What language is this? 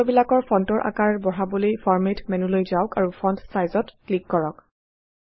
Assamese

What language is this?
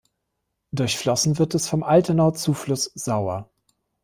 German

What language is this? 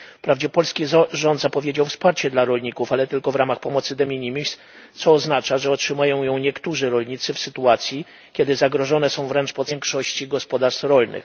Polish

